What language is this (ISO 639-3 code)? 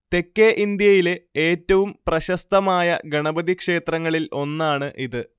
mal